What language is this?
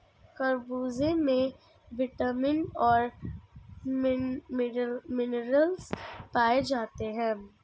Hindi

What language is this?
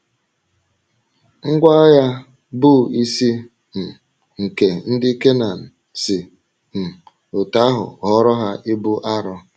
Igbo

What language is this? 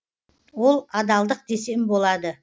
Kazakh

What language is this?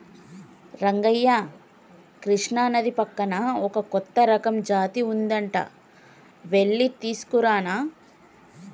Telugu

